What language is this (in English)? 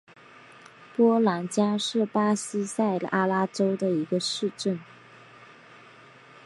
Chinese